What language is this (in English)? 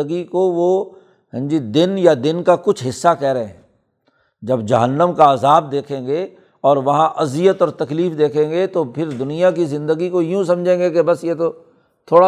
Urdu